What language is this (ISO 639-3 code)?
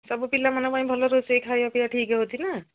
ori